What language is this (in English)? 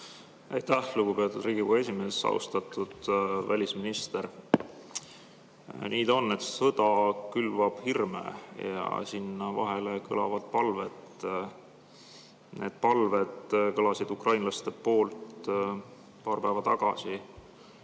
Estonian